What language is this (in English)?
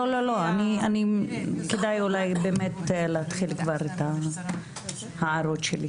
Hebrew